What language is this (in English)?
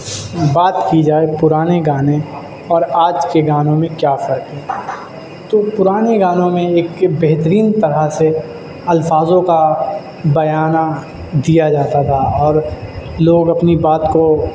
Urdu